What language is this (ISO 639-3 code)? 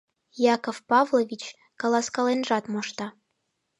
chm